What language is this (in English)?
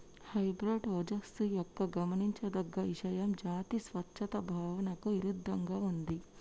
Telugu